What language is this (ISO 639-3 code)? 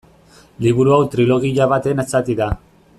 eus